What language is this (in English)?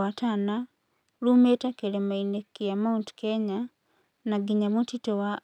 Kikuyu